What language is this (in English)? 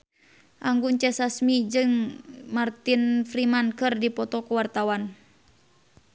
Sundanese